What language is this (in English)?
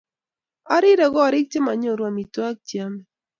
Kalenjin